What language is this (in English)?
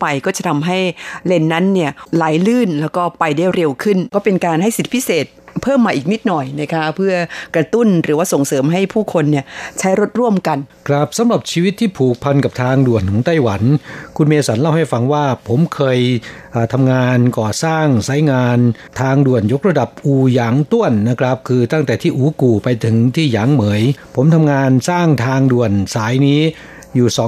Thai